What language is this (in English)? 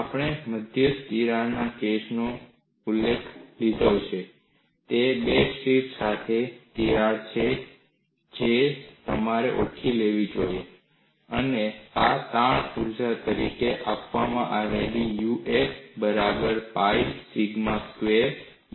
Gujarati